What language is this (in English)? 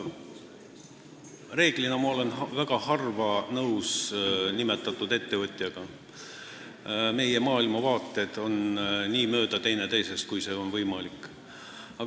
Estonian